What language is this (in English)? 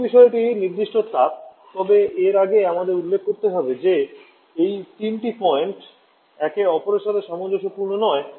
Bangla